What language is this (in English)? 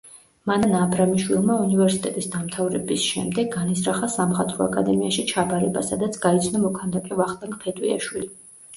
Georgian